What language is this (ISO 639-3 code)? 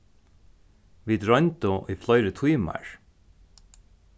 fao